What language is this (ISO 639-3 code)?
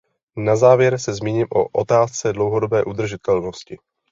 ces